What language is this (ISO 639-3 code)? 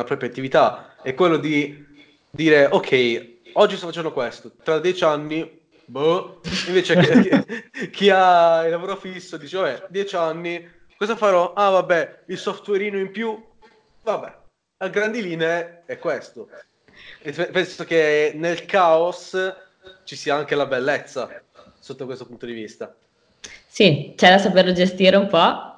ita